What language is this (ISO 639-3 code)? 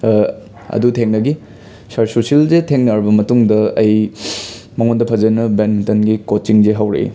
mni